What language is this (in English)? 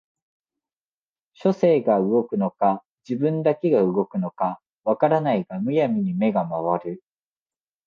Japanese